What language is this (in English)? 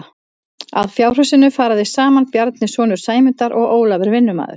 Icelandic